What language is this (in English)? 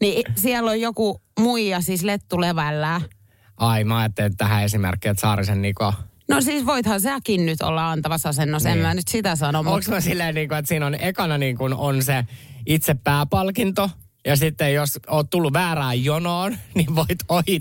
Finnish